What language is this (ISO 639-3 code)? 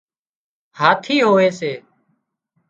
kxp